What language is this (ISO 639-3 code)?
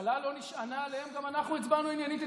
heb